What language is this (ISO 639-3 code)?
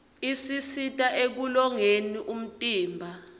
ssw